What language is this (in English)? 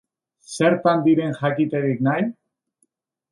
Basque